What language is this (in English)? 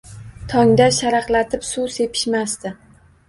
Uzbek